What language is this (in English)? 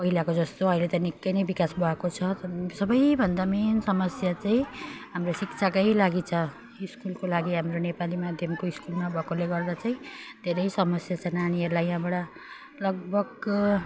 Nepali